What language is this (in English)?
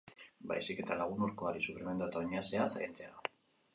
Basque